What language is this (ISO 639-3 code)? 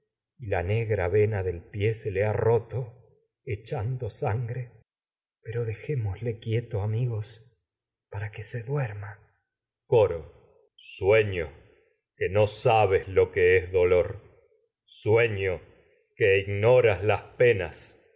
spa